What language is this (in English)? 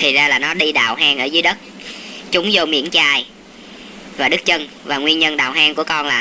Vietnamese